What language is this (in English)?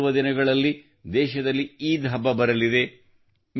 Kannada